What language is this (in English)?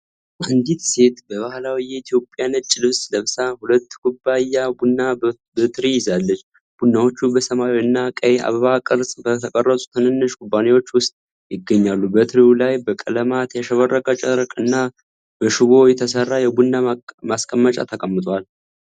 Amharic